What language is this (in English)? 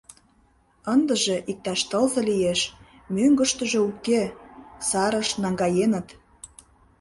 Mari